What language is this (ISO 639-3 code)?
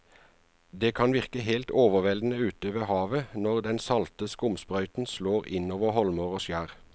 nor